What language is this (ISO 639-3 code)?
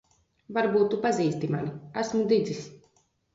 lav